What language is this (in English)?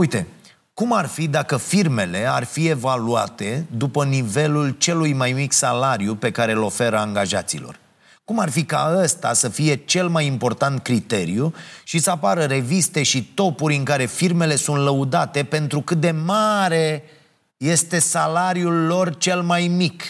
Romanian